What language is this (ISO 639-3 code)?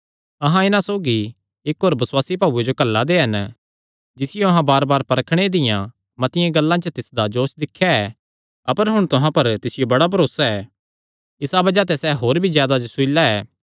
xnr